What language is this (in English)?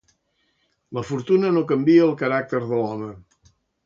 Catalan